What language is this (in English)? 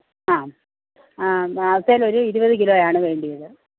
Malayalam